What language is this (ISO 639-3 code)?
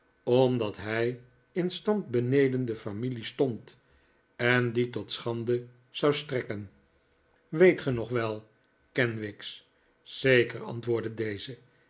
nld